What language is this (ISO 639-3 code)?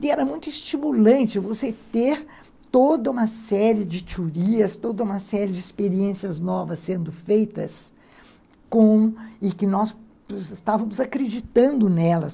por